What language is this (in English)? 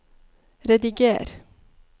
Norwegian